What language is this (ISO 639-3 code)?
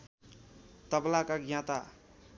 nep